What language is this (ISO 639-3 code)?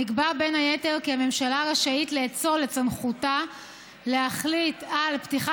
heb